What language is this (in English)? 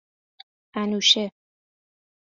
Persian